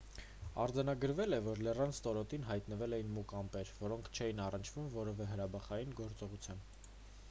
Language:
Armenian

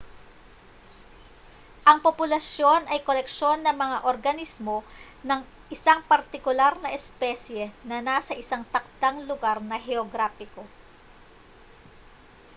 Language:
Filipino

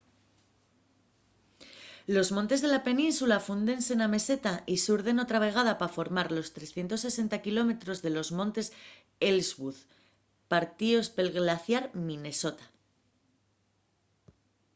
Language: Asturian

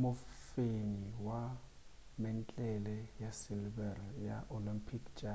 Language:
Northern Sotho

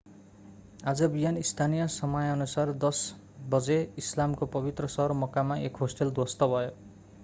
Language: Nepali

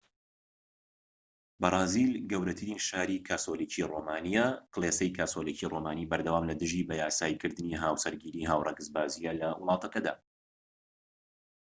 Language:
Central Kurdish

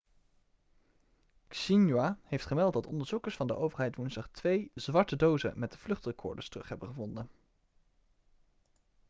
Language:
Dutch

